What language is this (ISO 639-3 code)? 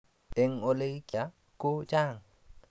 kln